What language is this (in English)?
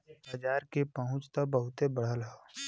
Bhojpuri